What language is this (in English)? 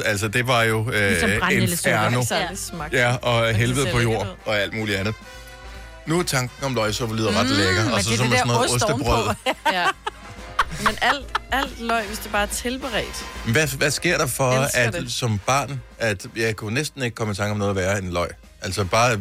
Danish